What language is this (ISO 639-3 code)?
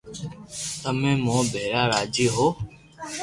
lrk